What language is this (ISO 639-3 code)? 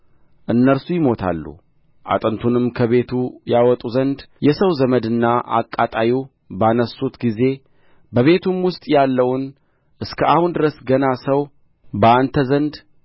amh